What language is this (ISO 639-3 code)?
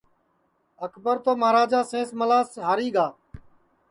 ssi